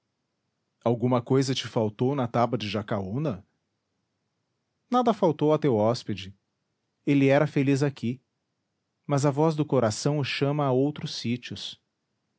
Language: Portuguese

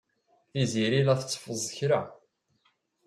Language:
Kabyle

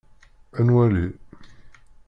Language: Kabyle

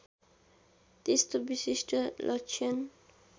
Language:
Nepali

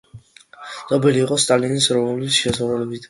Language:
Georgian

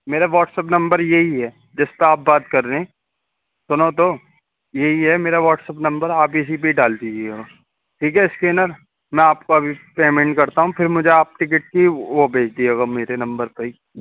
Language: Urdu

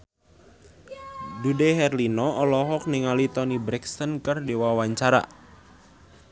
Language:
Sundanese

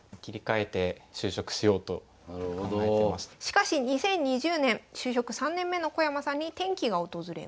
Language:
Japanese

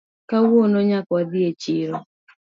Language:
Luo (Kenya and Tanzania)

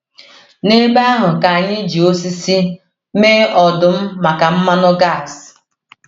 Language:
Igbo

